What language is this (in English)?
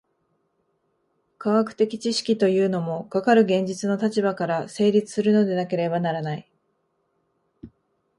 Japanese